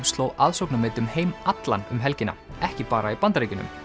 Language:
Icelandic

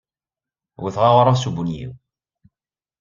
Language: Kabyle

